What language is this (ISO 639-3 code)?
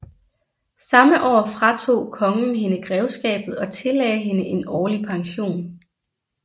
dan